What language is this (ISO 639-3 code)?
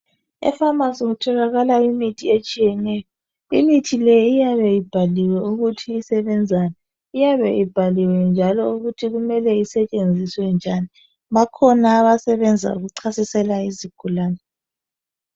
nde